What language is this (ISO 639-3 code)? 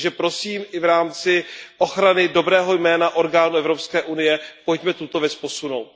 ces